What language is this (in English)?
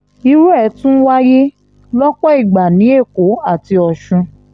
Yoruba